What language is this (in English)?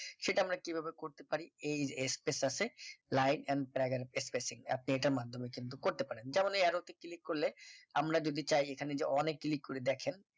Bangla